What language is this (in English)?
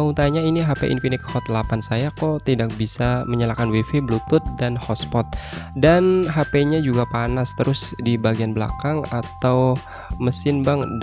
Indonesian